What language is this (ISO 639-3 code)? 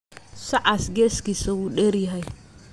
som